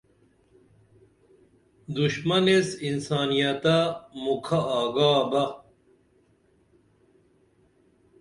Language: Dameli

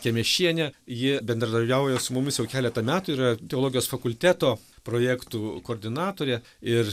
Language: Lithuanian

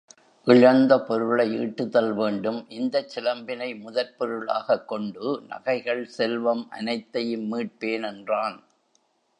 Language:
Tamil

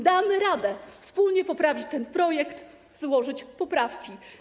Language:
Polish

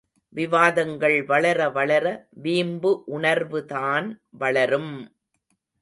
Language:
Tamil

